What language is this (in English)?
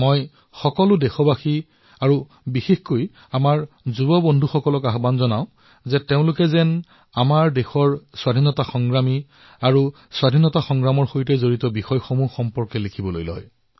Assamese